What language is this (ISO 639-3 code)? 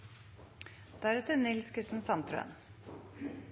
nor